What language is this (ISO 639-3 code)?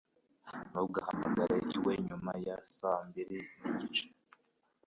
kin